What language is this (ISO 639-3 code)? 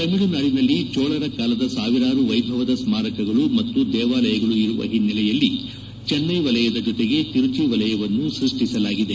kan